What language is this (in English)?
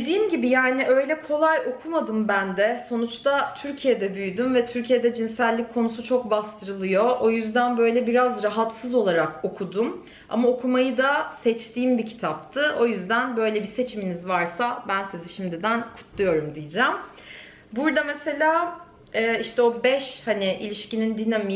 Turkish